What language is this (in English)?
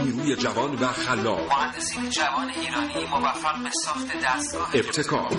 Persian